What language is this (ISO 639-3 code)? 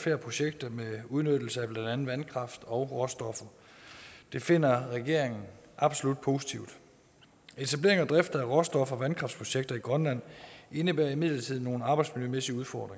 dan